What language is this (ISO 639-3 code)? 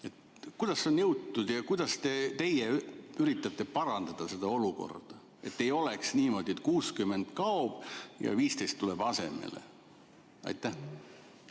est